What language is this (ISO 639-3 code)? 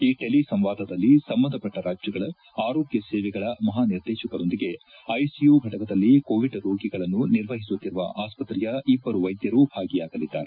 kan